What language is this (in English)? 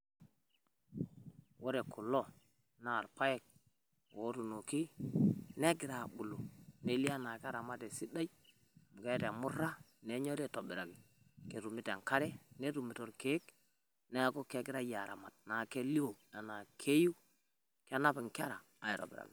Masai